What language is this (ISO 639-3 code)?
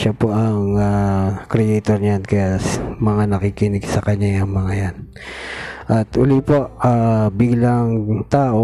fil